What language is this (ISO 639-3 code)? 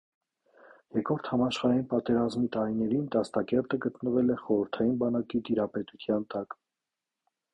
hye